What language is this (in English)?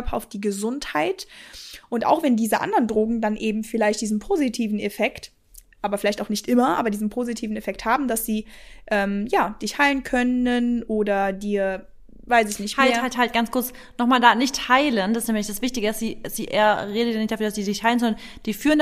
German